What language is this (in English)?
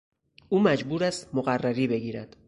Persian